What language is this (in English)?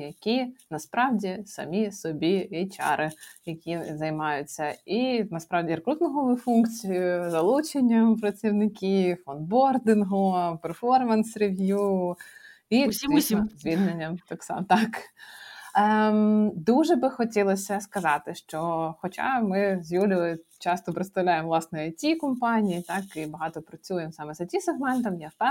Ukrainian